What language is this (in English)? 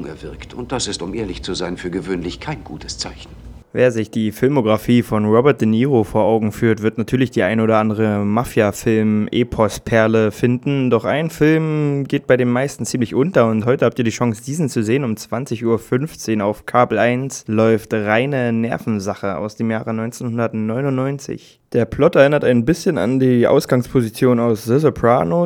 German